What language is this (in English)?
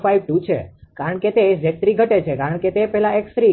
Gujarati